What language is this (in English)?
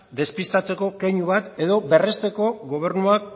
Basque